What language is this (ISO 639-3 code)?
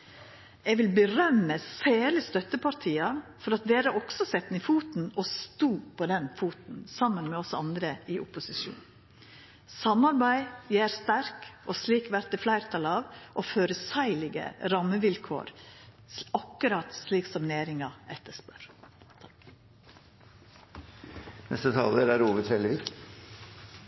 nno